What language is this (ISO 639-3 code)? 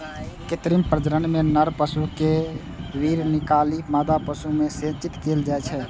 mai